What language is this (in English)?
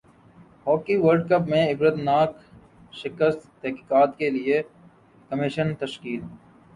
Urdu